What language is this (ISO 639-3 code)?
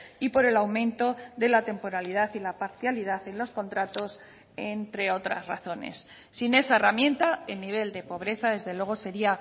spa